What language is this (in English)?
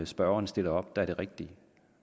Danish